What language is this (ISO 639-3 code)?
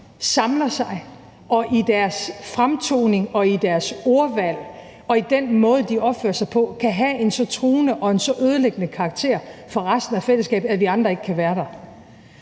dan